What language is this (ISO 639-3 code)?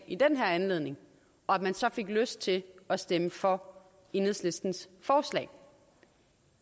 dan